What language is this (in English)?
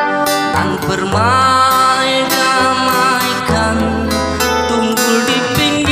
Indonesian